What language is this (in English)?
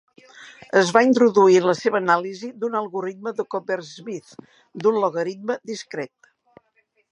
Catalan